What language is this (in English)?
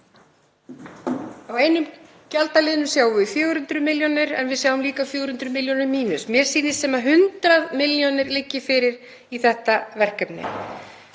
Icelandic